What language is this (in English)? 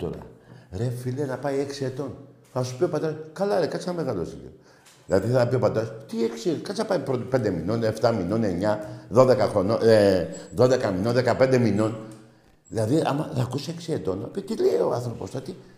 Greek